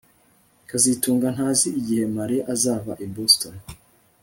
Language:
Kinyarwanda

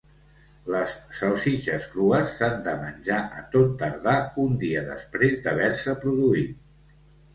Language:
Catalan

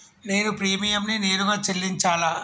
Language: Telugu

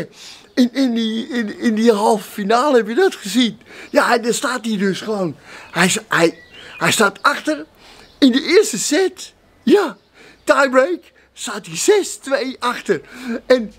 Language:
Dutch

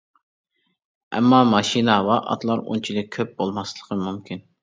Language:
Uyghur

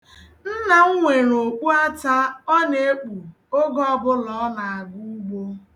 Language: Igbo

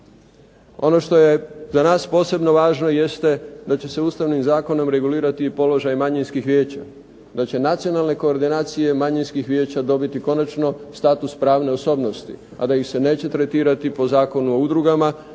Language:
Croatian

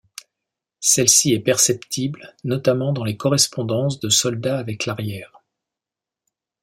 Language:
French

